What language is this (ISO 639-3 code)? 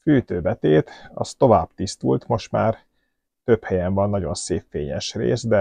hun